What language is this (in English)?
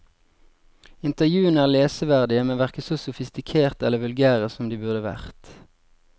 Norwegian